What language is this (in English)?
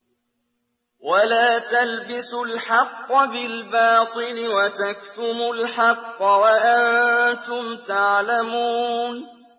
Arabic